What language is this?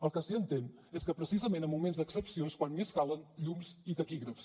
Catalan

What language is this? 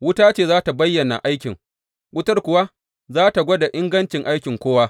Hausa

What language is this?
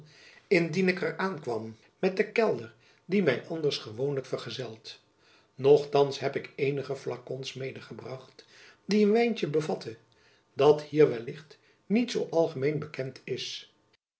Dutch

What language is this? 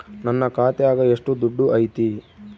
Kannada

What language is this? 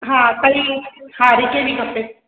Sindhi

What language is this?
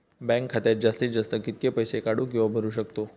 Marathi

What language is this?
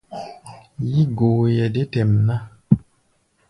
Gbaya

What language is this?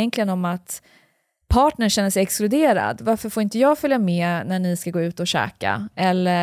Swedish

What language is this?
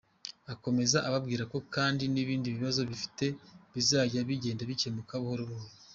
Kinyarwanda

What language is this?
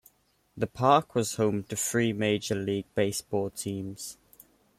English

